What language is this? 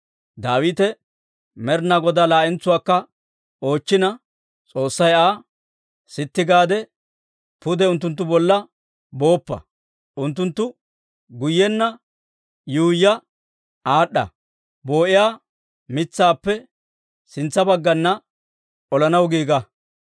Dawro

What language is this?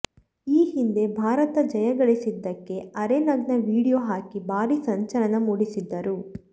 Kannada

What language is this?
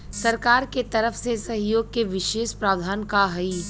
Bhojpuri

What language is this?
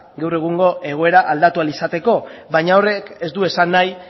Basque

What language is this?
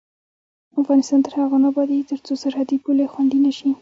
Pashto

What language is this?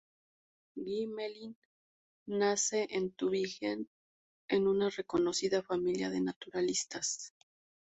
Spanish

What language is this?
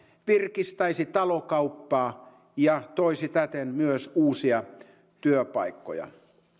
Finnish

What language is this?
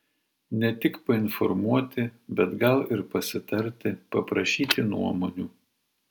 Lithuanian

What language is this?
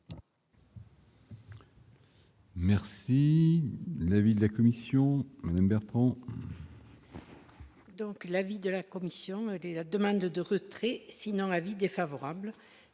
French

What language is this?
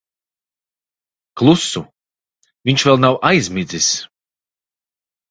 Latvian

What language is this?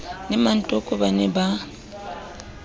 Southern Sotho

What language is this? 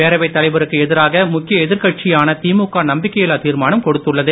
Tamil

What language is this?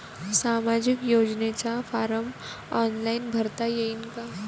Marathi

